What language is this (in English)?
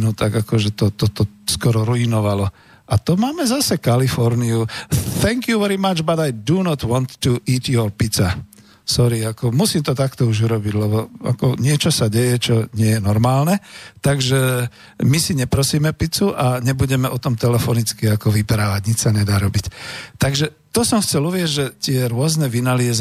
Slovak